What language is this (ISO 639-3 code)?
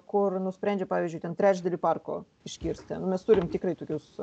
lit